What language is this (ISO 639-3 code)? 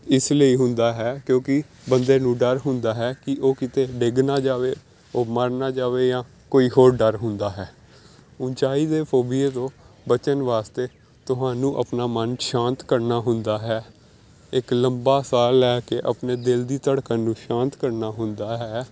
pan